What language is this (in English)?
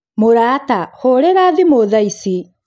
Kikuyu